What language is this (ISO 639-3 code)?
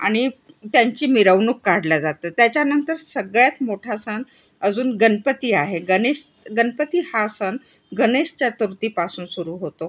mar